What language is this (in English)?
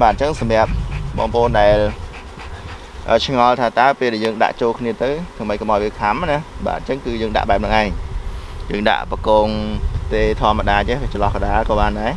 Vietnamese